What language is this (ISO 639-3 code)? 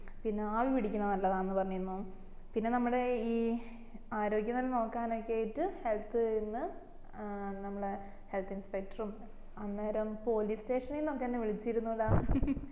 mal